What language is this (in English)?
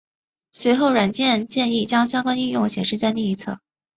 Chinese